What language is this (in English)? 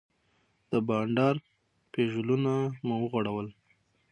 Pashto